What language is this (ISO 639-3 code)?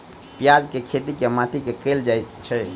mai